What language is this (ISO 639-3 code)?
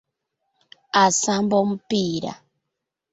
lug